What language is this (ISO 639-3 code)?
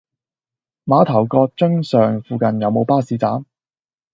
yue